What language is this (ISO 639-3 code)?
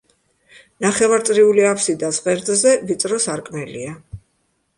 kat